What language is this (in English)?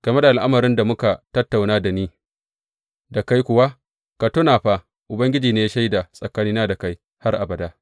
Hausa